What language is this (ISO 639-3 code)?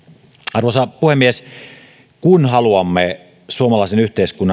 fin